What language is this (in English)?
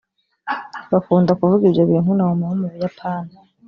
Kinyarwanda